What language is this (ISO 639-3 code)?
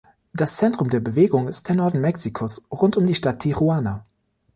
deu